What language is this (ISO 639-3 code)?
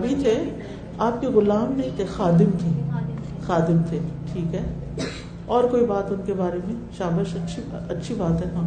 urd